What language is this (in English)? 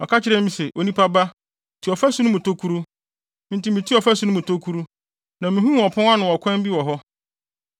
Akan